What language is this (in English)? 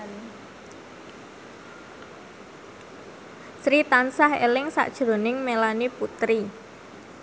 Javanese